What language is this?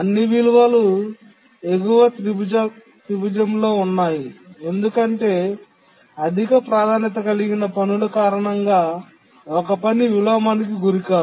Telugu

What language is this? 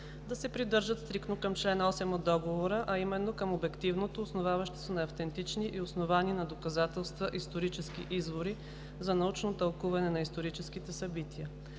Bulgarian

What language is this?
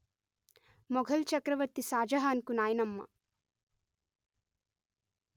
Telugu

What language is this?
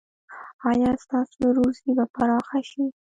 Pashto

